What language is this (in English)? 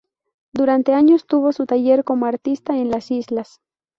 Spanish